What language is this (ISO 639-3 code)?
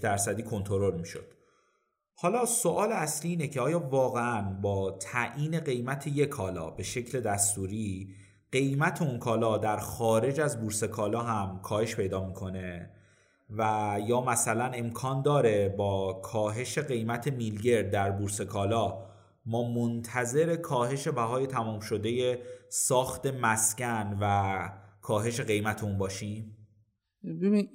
fas